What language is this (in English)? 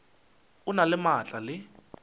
Northern Sotho